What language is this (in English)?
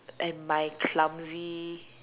English